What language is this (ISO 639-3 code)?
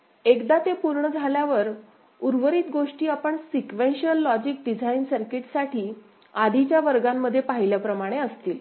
mar